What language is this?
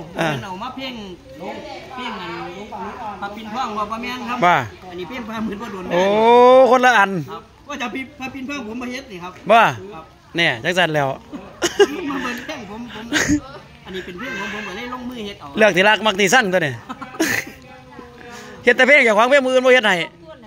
Thai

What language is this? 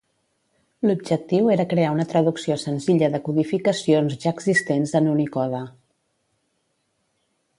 Catalan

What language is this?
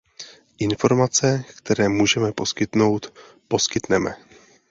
Czech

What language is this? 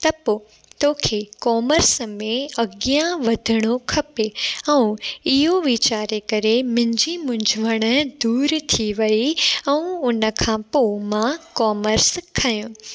Sindhi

